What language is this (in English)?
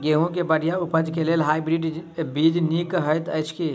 Maithili